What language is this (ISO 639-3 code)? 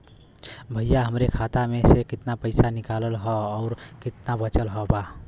bho